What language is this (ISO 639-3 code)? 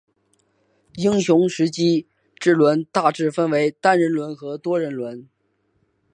zho